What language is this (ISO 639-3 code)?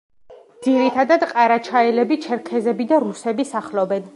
kat